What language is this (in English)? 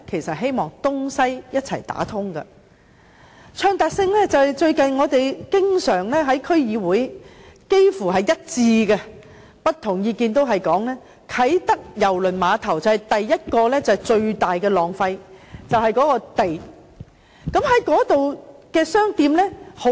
Cantonese